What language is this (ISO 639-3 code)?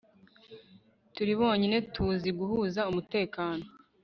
kin